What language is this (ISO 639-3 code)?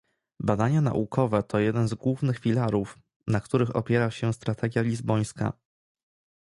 pol